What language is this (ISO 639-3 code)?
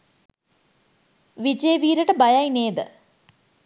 sin